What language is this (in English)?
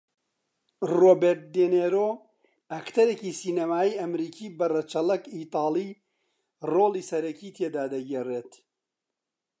Central Kurdish